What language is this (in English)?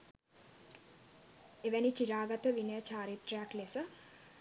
Sinhala